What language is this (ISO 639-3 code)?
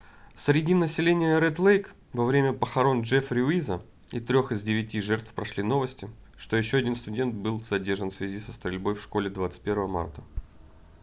rus